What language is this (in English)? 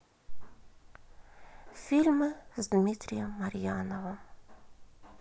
Russian